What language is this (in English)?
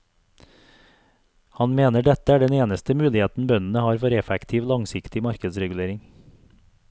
Norwegian